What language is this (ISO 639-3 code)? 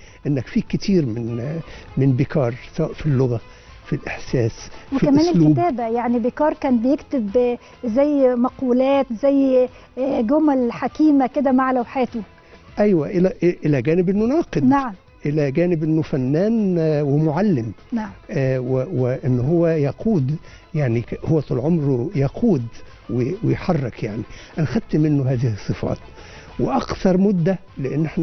ara